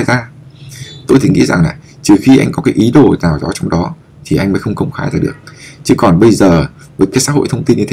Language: Vietnamese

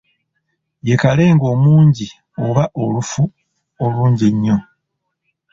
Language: Ganda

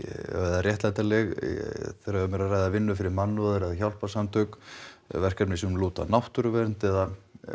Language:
Icelandic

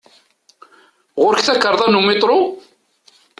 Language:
Kabyle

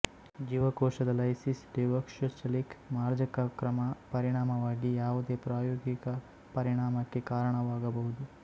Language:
Kannada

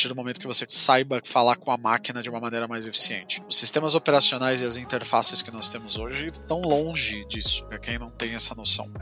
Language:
Portuguese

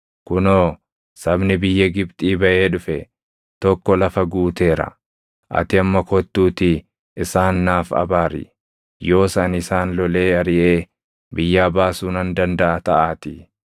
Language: Oromo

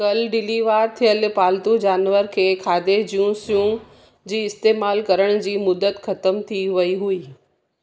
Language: Sindhi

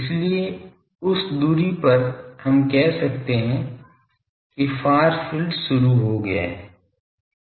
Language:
Hindi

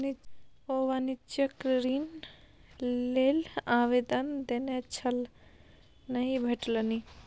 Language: Maithili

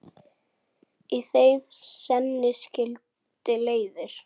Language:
Icelandic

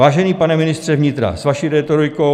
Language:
Czech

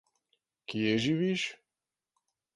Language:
Slovenian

